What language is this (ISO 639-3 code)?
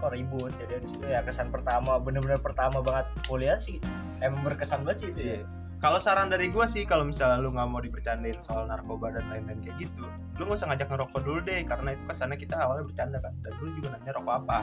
ind